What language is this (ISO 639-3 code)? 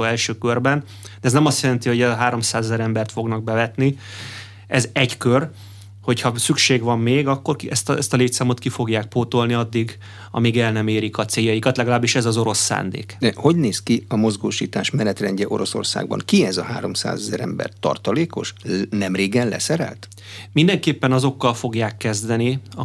hun